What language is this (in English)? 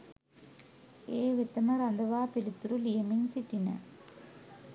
Sinhala